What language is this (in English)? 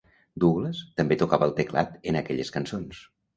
Catalan